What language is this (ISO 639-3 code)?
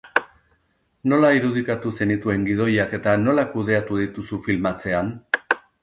eus